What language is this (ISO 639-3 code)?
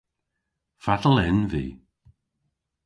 cor